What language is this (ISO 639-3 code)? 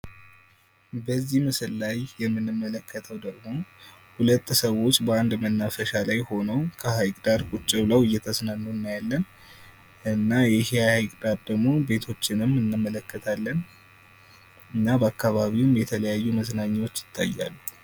amh